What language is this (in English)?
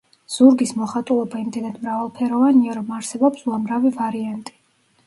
Georgian